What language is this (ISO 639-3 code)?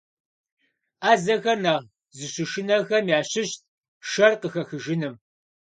kbd